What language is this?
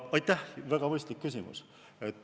Estonian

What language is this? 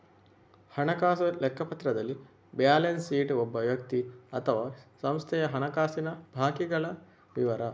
Kannada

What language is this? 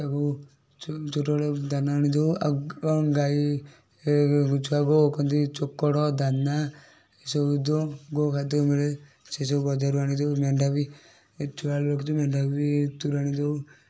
Odia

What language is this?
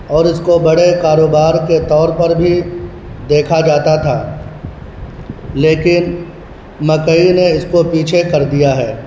Urdu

